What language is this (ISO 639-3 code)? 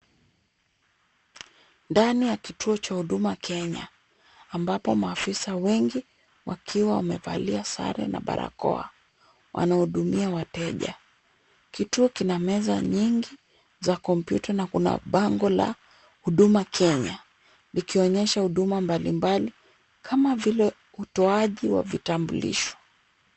swa